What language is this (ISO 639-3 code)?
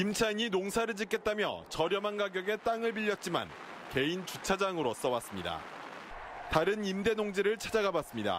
kor